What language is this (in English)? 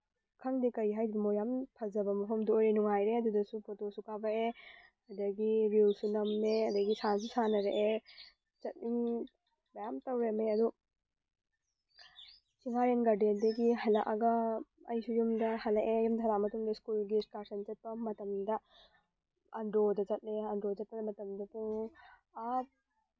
Manipuri